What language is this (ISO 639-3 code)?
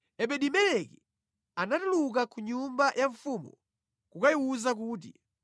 nya